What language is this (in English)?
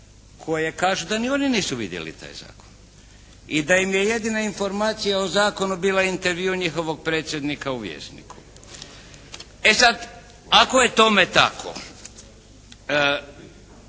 Croatian